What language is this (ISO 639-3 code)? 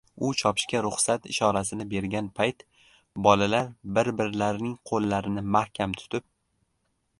uzb